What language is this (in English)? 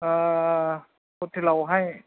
Bodo